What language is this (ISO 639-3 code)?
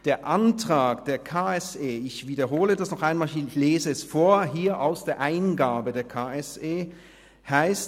gsw